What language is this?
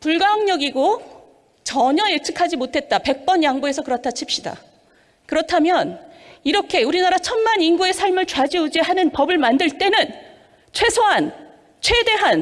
Korean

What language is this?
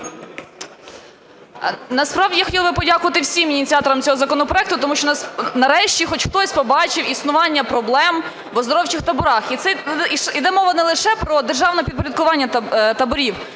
Ukrainian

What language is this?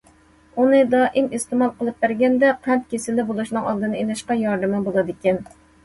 Uyghur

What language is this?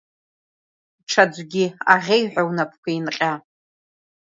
Abkhazian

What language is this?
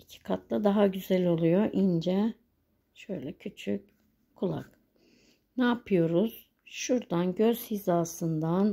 Turkish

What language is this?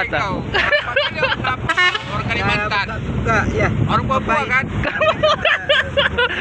Indonesian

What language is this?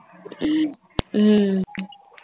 Tamil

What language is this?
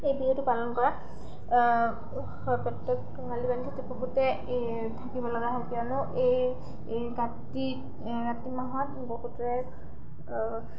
Assamese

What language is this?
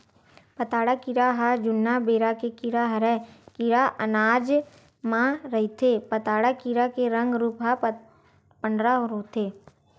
Chhattisgarhi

